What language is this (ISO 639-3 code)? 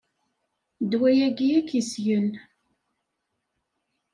kab